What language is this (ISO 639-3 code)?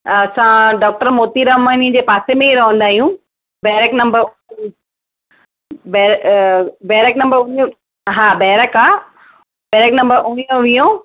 snd